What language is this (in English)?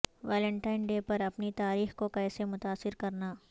Urdu